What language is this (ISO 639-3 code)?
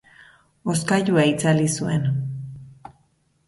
eus